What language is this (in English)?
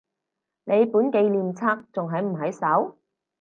Cantonese